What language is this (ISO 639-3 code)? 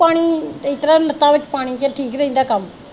pan